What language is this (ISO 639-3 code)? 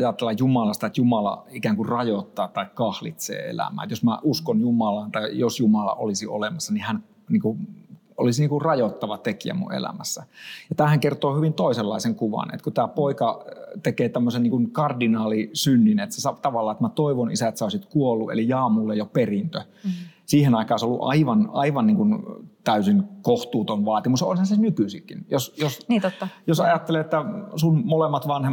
fin